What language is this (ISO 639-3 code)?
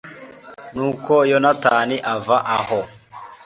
kin